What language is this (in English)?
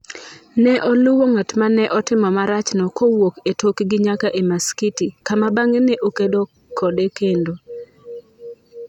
Luo (Kenya and Tanzania)